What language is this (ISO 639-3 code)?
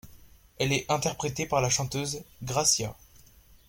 fra